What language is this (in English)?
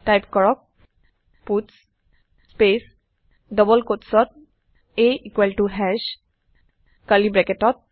Assamese